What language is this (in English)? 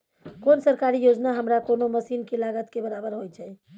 Maithili